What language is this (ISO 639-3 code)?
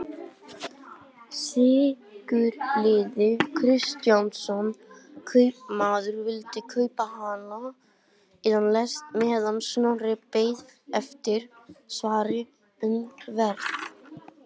isl